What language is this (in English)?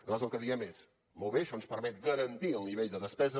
Catalan